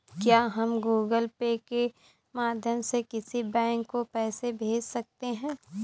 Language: Hindi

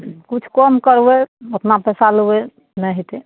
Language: Maithili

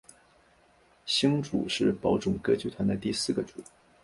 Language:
Chinese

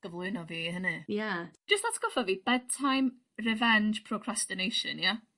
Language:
Welsh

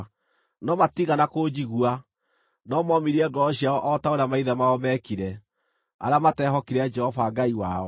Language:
Kikuyu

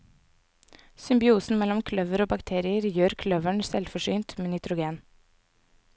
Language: Norwegian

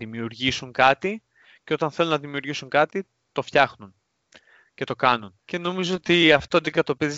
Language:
Greek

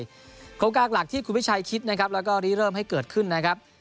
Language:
Thai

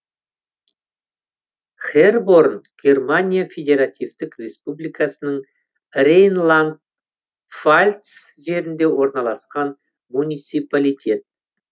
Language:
Kazakh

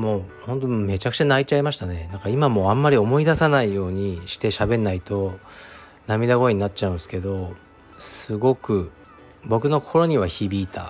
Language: Japanese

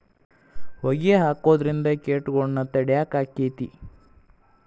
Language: Kannada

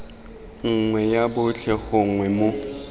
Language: Tswana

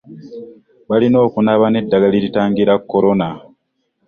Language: Ganda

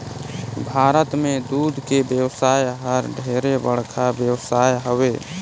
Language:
Chhattisgarhi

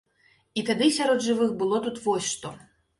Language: Belarusian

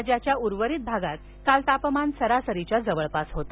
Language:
Marathi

